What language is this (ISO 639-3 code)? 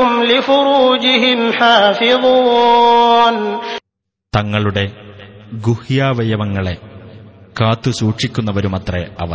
mal